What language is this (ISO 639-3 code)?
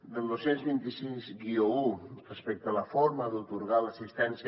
cat